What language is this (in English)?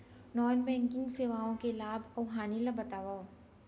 Chhattisgarhi